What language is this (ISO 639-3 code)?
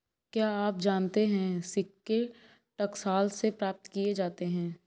hin